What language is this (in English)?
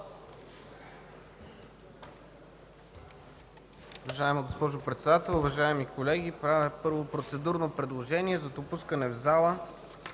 Bulgarian